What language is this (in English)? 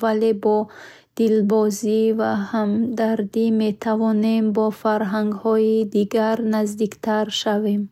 Bukharic